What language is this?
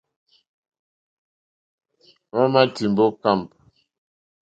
Mokpwe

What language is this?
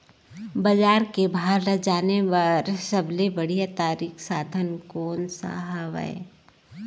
Chhattisgarhi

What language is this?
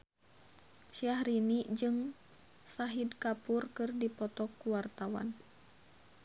Sundanese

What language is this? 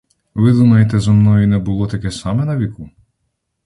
Ukrainian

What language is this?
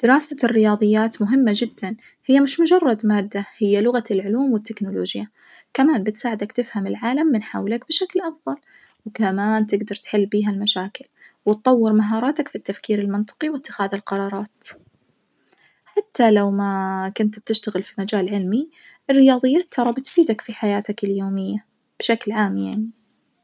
Najdi Arabic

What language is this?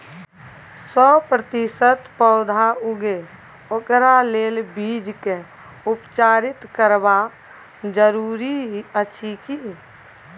Maithili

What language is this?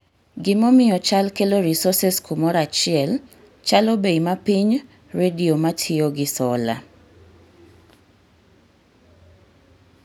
Luo (Kenya and Tanzania)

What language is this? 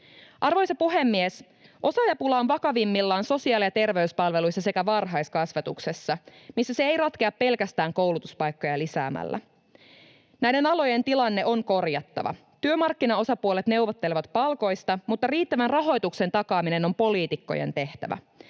Finnish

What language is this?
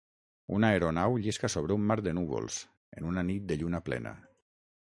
Catalan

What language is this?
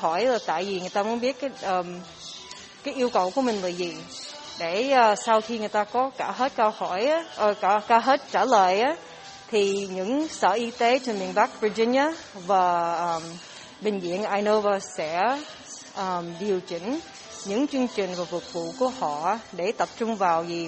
Vietnamese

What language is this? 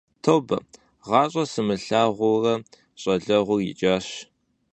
Kabardian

